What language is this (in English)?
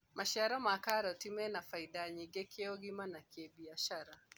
Kikuyu